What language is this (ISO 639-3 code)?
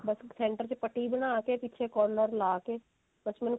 pan